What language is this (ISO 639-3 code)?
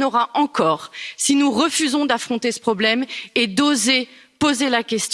fra